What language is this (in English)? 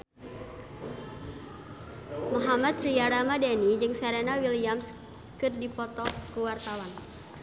Sundanese